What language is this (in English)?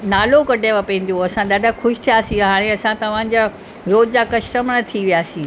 Sindhi